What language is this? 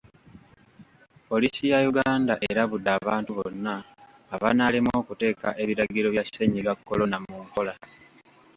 Ganda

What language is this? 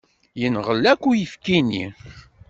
Kabyle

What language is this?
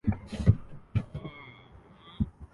Urdu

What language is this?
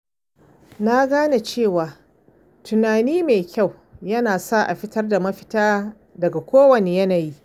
Hausa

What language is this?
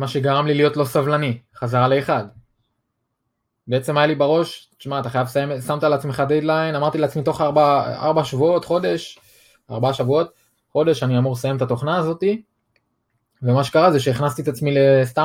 Hebrew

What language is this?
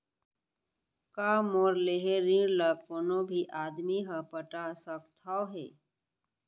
Chhattisgarhi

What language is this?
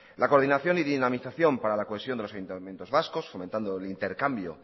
Spanish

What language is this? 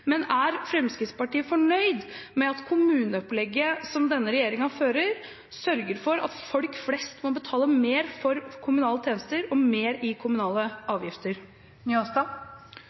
Norwegian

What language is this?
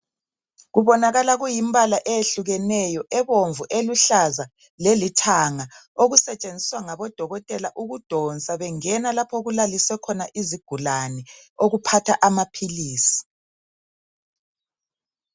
North Ndebele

